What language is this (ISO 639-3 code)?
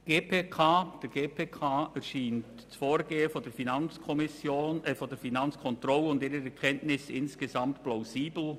gsw